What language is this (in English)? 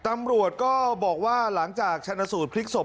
Thai